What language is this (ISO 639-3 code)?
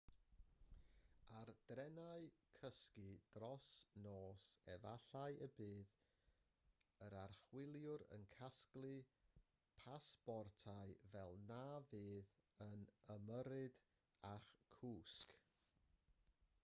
cym